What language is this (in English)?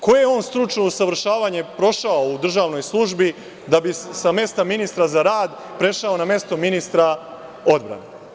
Serbian